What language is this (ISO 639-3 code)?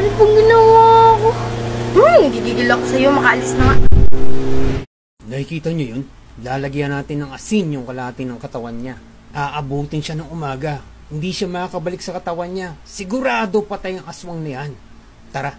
fil